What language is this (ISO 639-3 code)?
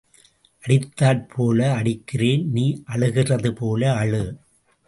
tam